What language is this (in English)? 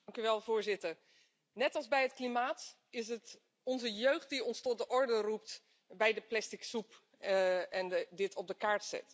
Dutch